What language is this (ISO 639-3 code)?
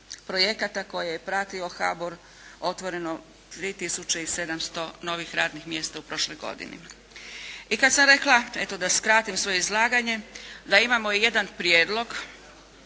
hrv